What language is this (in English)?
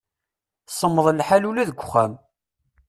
Kabyle